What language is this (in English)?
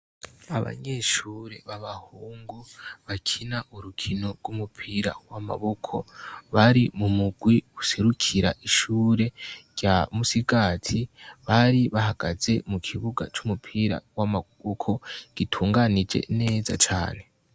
Rundi